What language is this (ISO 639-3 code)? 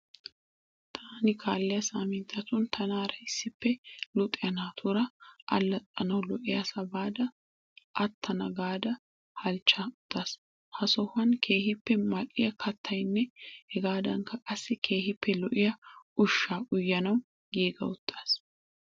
wal